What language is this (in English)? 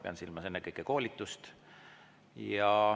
Estonian